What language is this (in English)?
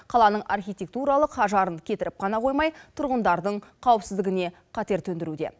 Kazakh